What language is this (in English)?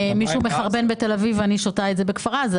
Hebrew